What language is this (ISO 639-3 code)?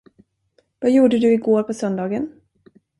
swe